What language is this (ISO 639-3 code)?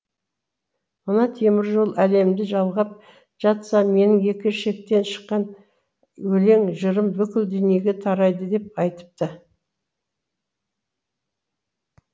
kaz